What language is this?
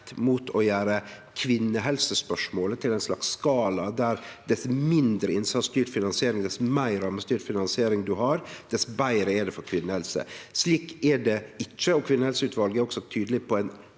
Norwegian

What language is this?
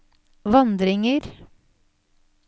Norwegian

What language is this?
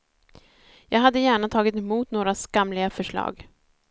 Swedish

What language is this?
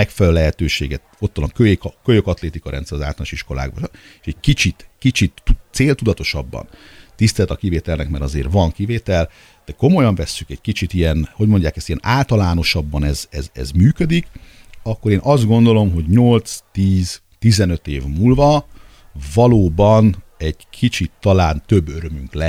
Hungarian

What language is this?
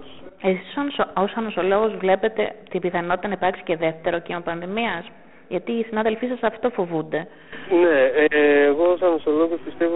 Greek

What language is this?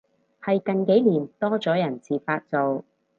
Cantonese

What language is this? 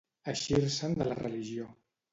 Catalan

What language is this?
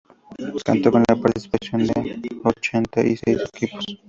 Spanish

